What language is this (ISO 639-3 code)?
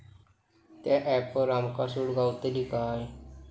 mar